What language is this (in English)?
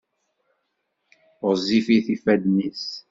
Kabyle